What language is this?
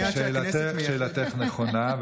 Hebrew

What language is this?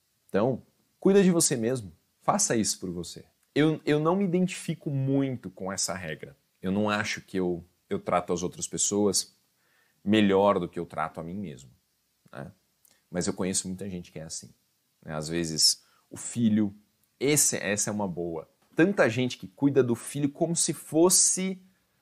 Portuguese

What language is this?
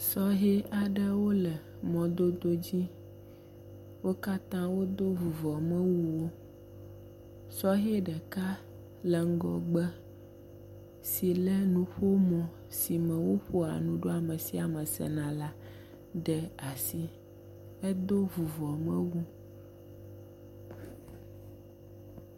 Ewe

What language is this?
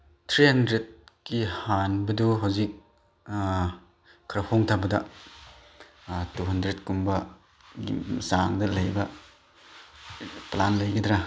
Manipuri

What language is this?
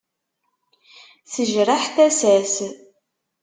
Kabyle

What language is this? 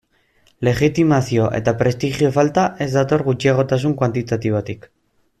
Basque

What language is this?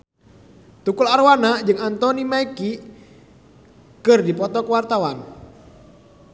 Sundanese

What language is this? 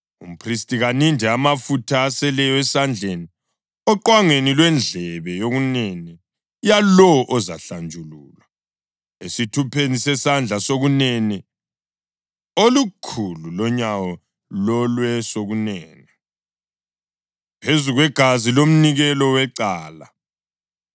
North Ndebele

